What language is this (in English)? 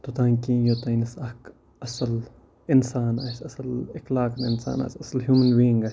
Kashmiri